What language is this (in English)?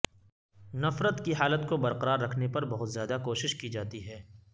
Urdu